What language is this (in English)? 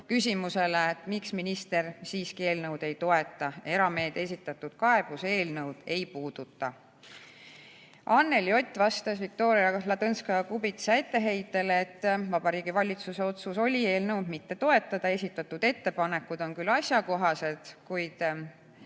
Estonian